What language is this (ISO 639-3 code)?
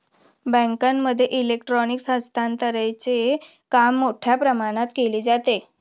mar